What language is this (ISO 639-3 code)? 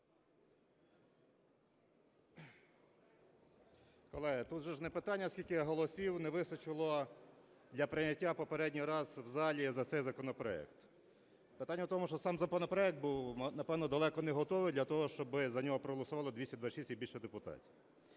ukr